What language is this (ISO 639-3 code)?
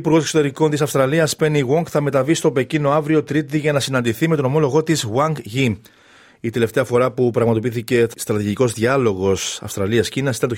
ell